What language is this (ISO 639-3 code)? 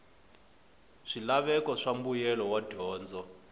tso